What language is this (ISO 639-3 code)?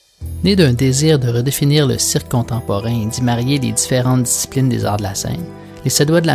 fra